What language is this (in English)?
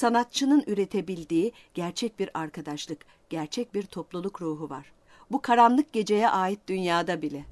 Turkish